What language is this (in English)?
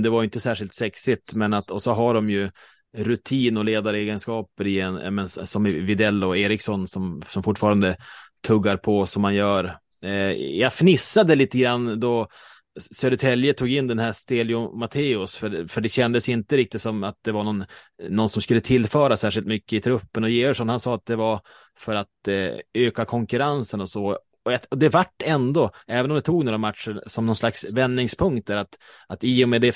Swedish